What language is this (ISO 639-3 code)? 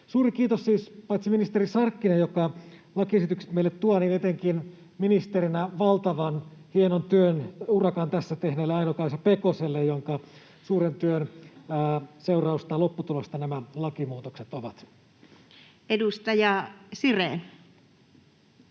fin